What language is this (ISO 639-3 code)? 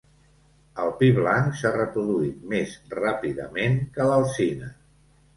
cat